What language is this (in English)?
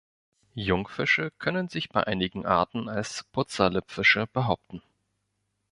German